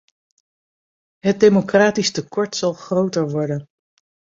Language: Dutch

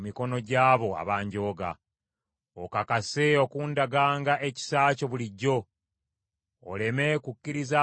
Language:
Ganda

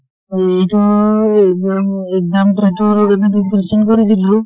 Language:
Assamese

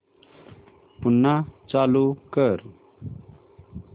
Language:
Marathi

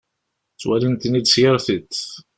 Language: Kabyle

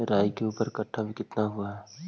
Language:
Magahi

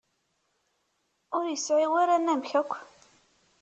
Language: Kabyle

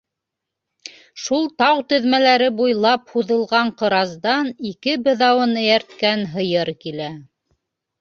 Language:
Bashkir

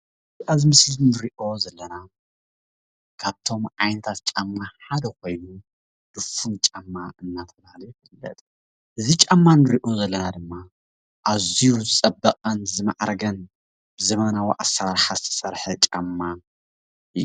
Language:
Tigrinya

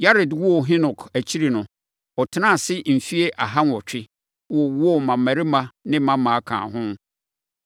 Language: Akan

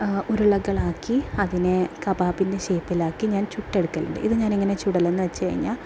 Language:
Malayalam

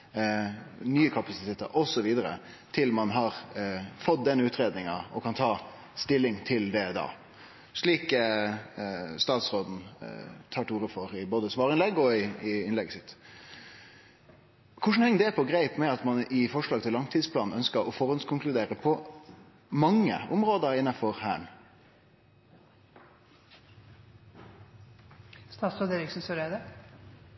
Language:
Norwegian Nynorsk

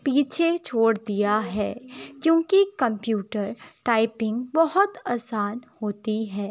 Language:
Urdu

